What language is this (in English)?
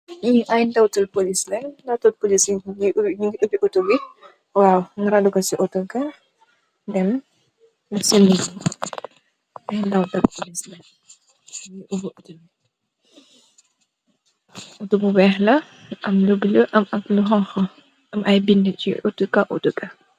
Wolof